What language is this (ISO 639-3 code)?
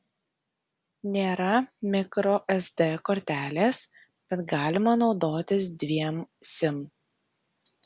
lit